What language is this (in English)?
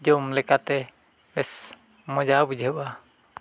Santali